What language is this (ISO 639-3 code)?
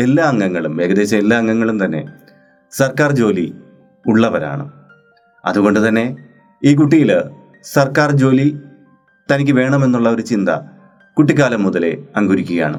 mal